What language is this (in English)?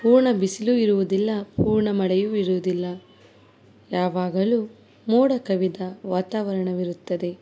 Kannada